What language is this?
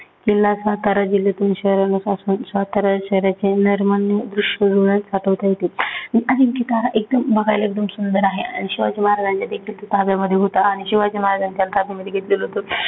Marathi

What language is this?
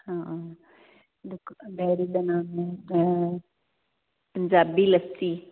Punjabi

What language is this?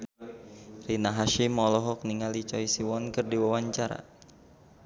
Sundanese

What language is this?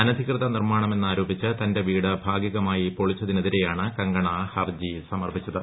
Malayalam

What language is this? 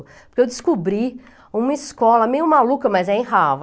Portuguese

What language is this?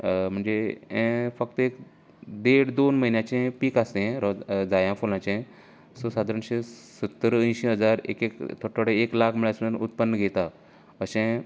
Konkani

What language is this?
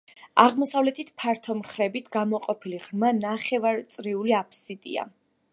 Georgian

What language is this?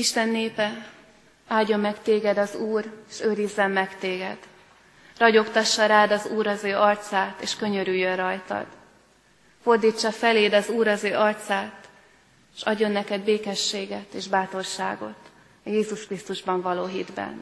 Hungarian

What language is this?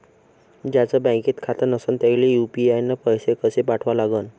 Marathi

